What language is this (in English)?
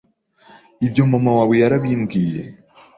Kinyarwanda